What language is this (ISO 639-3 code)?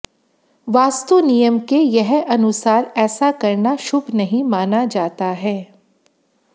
hin